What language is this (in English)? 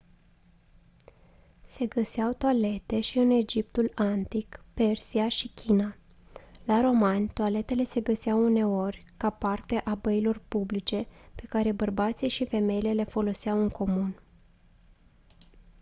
Romanian